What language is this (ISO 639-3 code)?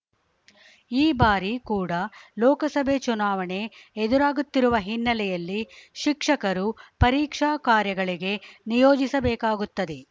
kan